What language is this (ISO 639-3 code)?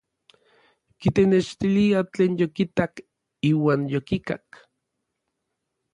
nlv